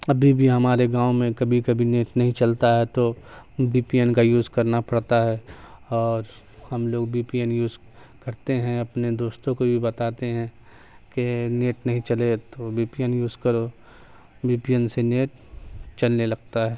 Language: Urdu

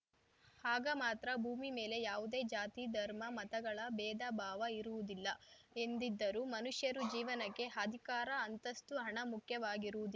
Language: Kannada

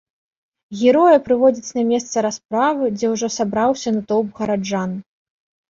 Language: Belarusian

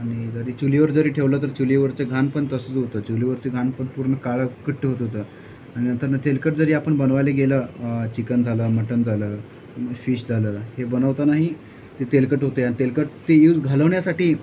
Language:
Marathi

